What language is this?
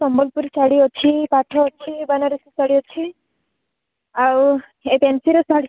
Odia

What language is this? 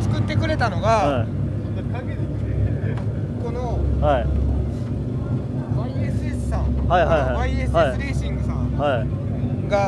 Japanese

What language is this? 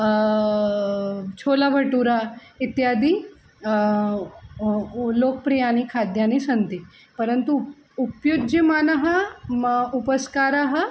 Sanskrit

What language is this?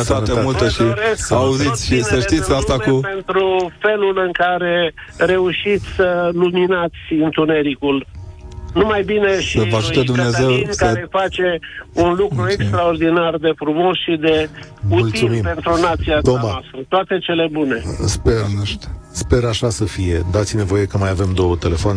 Romanian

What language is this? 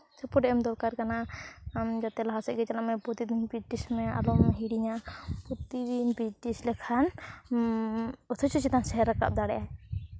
Santali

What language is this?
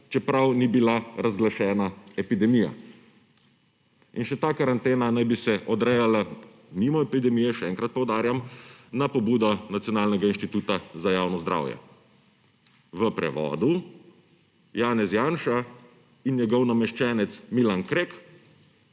Slovenian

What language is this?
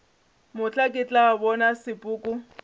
Northern Sotho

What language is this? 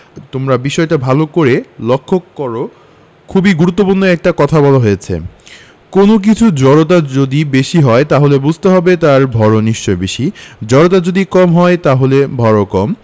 Bangla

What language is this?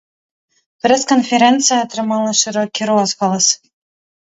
Belarusian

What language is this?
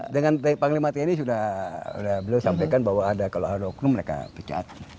Indonesian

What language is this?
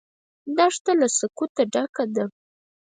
Pashto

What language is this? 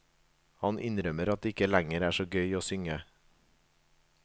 Norwegian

